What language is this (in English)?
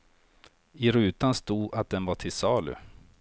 Swedish